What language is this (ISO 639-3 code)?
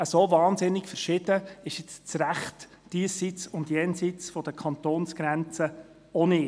gsw